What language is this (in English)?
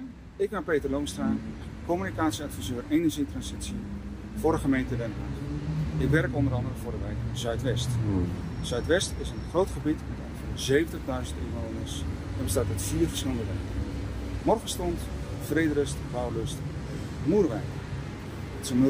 Dutch